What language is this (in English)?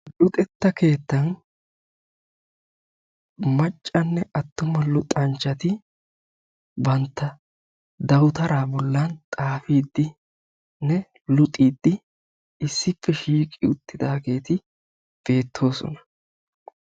Wolaytta